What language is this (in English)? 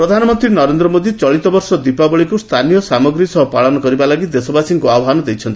Odia